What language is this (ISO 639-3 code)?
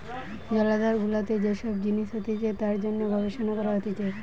ben